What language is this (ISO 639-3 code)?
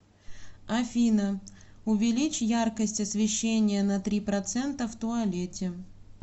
rus